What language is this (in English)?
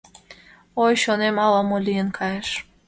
Mari